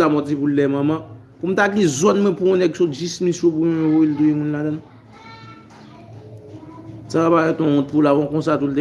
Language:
French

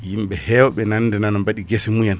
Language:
Fula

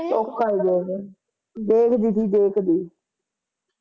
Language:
Punjabi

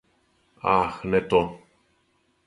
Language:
Serbian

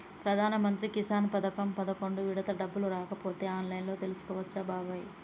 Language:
Telugu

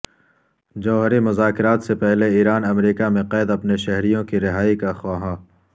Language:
Urdu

